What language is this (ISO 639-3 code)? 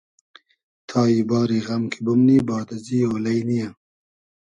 haz